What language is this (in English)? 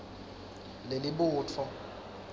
Swati